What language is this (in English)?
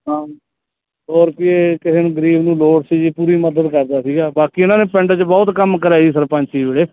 Punjabi